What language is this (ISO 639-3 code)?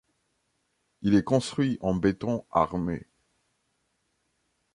fra